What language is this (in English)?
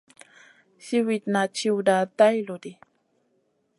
Masana